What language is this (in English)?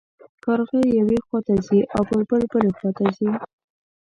Pashto